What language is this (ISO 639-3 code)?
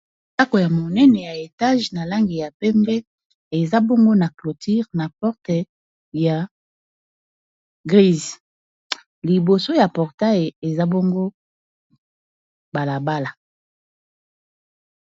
lin